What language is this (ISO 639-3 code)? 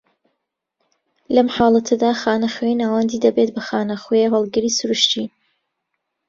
ckb